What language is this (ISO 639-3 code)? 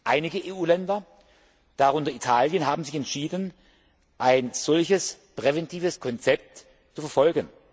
deu